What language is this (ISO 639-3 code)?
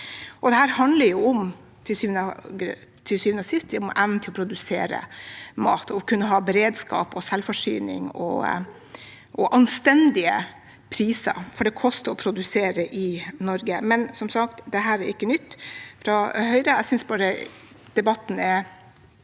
nor